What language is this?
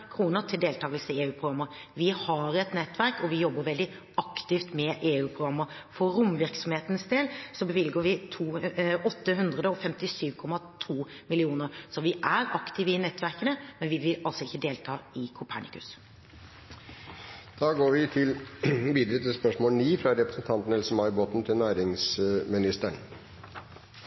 Norwegian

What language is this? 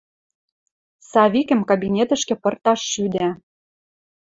Western Mari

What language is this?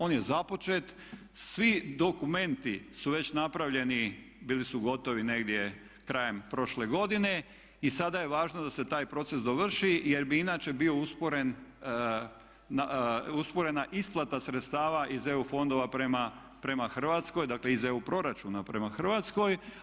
Croatian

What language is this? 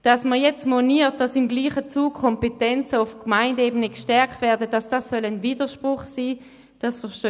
Swiss German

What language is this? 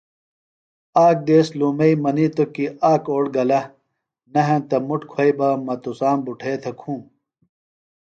Phalura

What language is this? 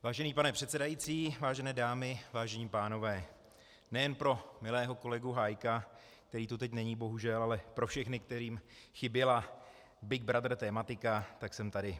Czech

